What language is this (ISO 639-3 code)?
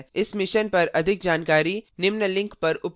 hin